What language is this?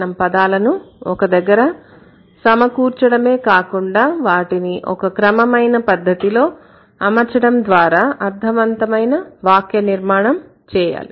Telugu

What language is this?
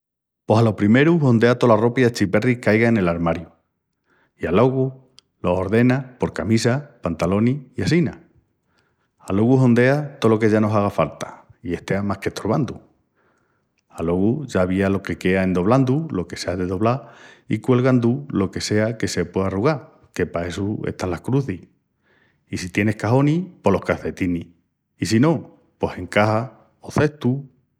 Extremaduran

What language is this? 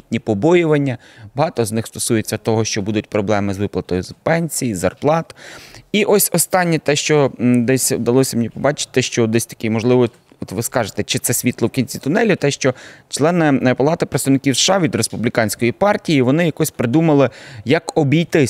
Ukrainian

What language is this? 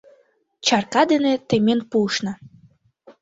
Mari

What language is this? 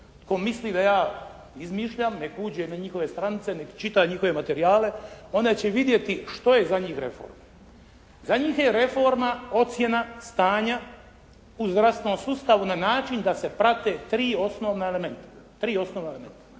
Croatian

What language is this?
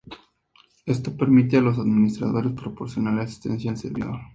Spanish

